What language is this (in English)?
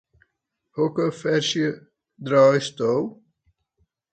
Western Frisian